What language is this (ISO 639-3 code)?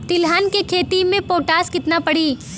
bho